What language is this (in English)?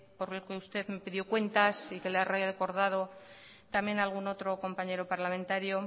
Spanish